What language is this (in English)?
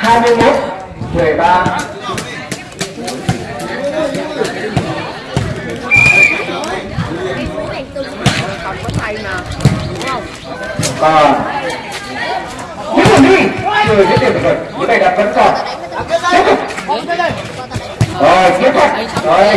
Vietnamese